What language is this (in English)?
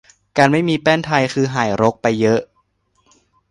Thai